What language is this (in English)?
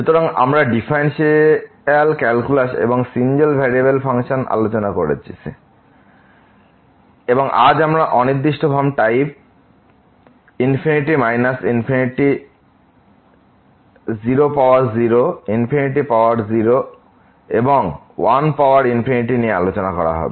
Bangla